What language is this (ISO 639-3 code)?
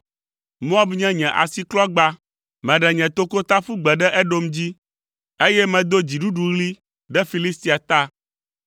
ewe